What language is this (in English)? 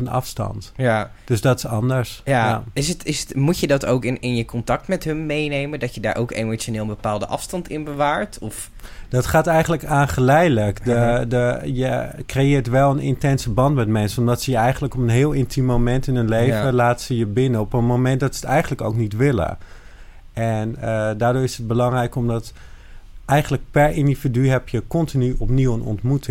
Dutch